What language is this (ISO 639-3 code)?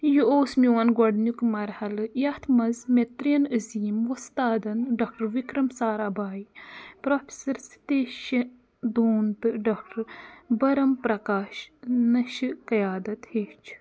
kas